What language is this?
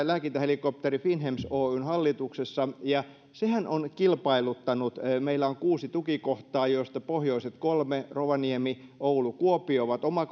Finnish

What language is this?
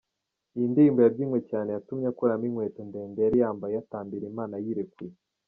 Kinyarwanda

